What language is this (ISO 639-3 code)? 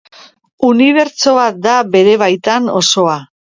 eus